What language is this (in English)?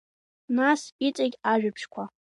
Abkhazian